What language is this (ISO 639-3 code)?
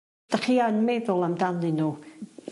cym